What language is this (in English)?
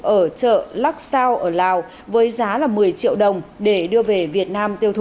Vietnamese